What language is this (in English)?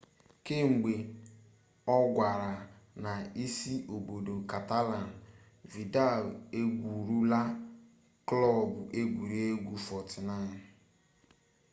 Igbo